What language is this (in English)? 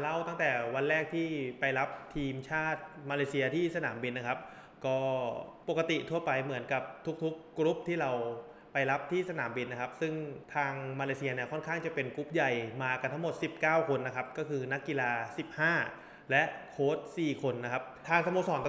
Thai